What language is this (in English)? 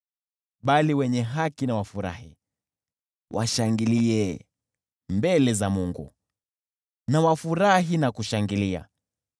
Swahili